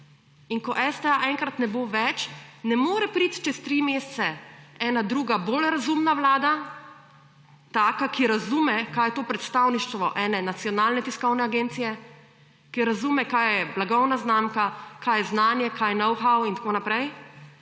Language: Slovenian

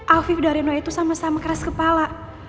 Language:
Indonesian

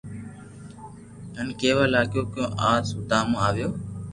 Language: Loarki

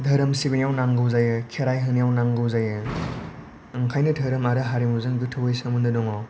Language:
Bodo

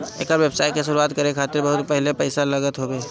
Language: Bhojpuri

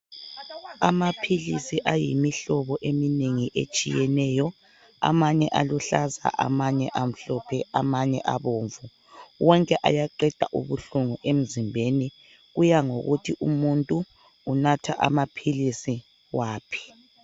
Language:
North Ndebele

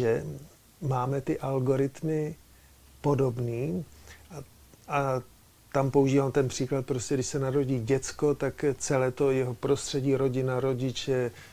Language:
Czech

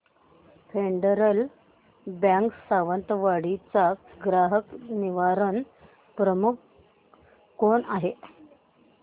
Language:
Marathi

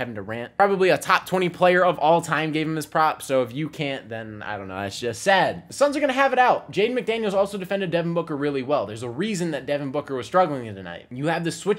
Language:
English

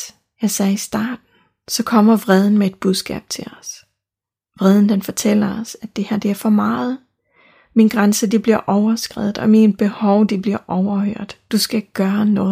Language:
Danish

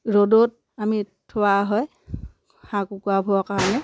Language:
Assamese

